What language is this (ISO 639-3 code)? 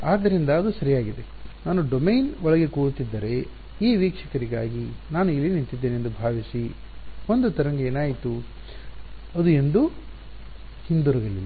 kan